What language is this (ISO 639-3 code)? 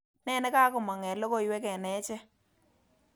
kln